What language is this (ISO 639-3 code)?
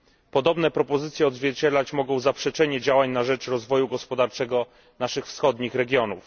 pol